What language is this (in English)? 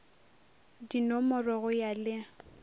Northern Sotho